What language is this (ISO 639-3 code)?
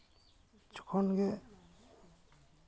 sat